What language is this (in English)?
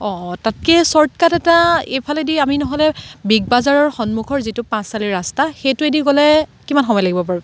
Assamese